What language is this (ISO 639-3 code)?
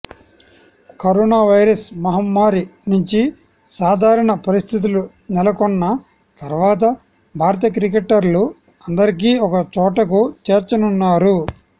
tel